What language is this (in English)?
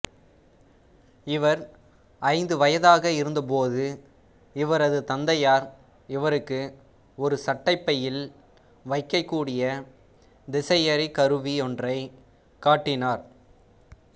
Tamil